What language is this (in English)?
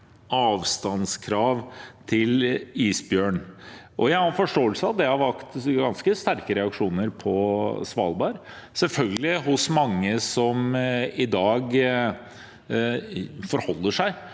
Norwegian